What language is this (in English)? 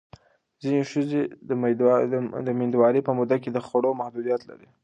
Pashto